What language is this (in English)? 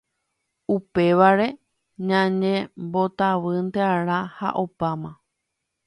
Guarani